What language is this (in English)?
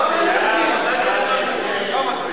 Hebrew